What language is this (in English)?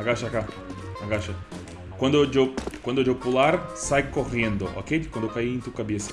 Portuguese